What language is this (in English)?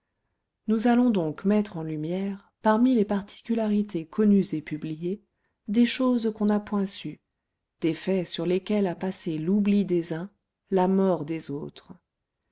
French